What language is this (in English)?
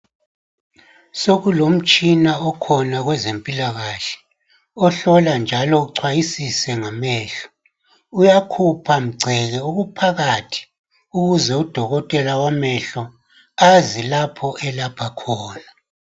North Ndebele